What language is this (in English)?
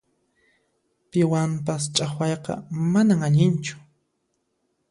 Puno Quechua